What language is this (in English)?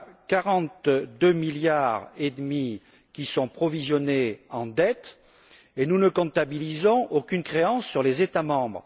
French